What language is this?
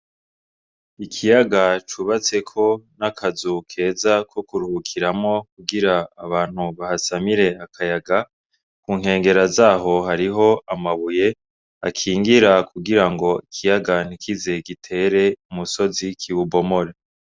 Rundi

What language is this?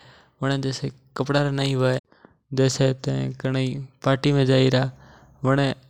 Mewari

